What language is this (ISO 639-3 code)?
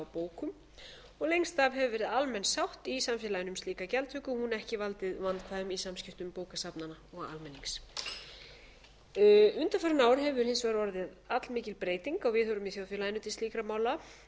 isl